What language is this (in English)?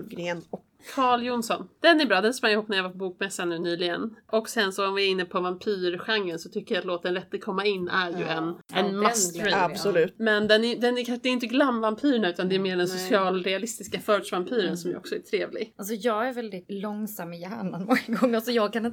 Swedish